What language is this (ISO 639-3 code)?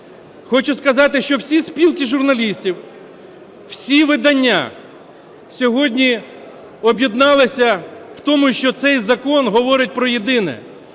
ukr